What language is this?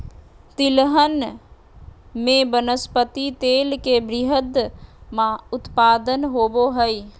Magahi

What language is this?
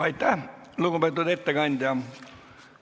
Estonian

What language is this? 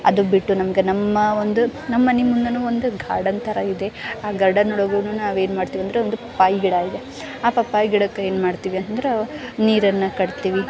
Kannada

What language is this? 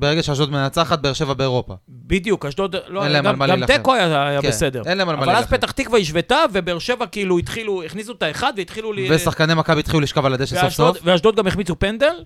Hebrew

